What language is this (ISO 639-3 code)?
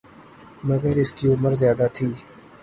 urd